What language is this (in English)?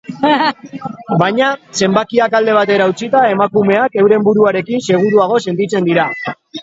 Basque